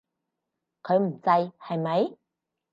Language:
Cantonese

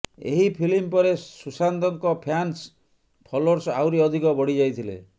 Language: Odia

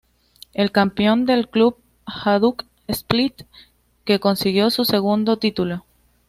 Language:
Spanish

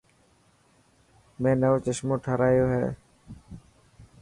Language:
Dhatki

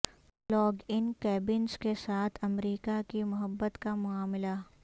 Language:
Urdu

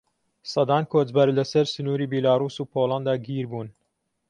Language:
Central Kurdish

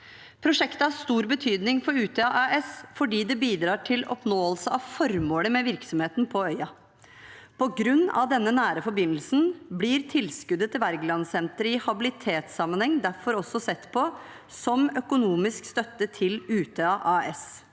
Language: Norwegian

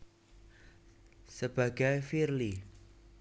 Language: Javanese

